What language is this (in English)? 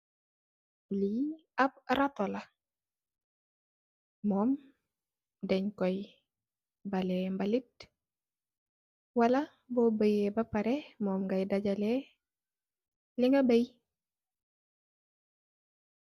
Wolof